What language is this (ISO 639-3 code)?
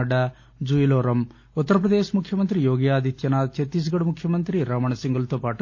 tel